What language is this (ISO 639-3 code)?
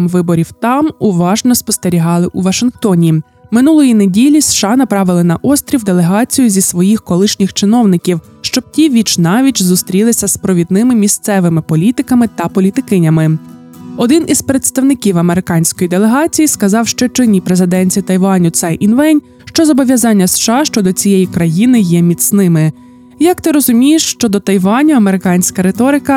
ukr